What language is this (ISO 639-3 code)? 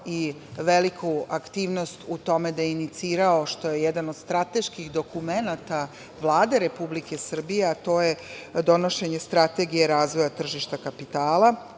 srp